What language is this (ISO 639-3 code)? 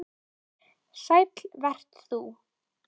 isl